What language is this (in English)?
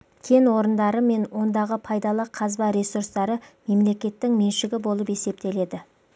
Kazakh